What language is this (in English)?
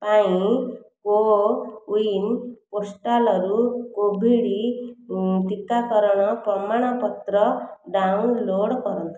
Odia